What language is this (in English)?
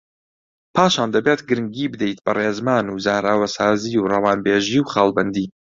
Central Kurdish